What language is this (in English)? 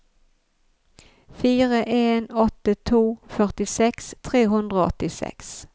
Norwegian